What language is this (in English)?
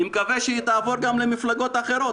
Hebrew